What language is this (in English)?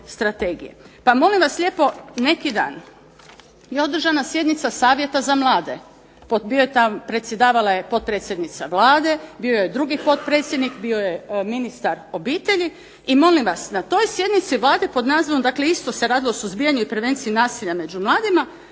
Croatian